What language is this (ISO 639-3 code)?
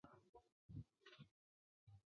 zho